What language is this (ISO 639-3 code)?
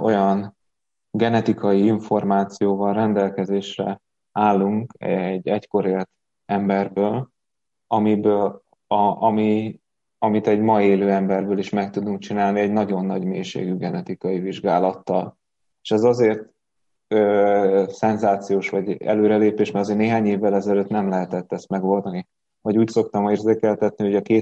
hun